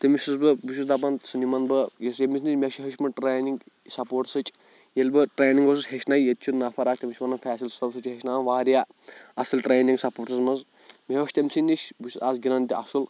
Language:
Kashmiri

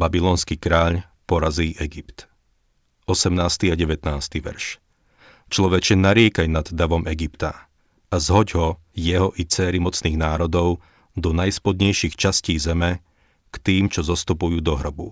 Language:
Slovak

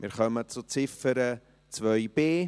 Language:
Swiss German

